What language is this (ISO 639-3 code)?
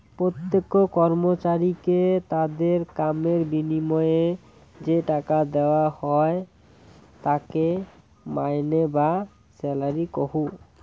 ben